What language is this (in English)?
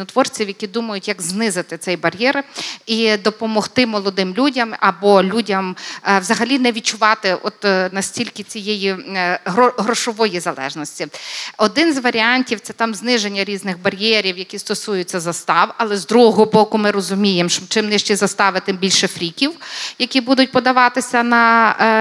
Ukrainian